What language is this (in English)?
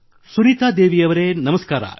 Kannada